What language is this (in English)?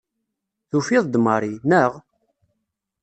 Kabyle